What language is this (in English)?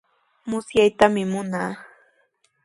Sihuas Ancash Quechua